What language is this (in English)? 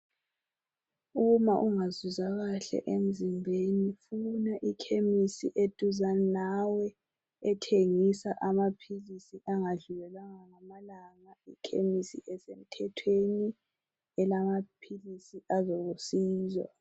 North Ndebele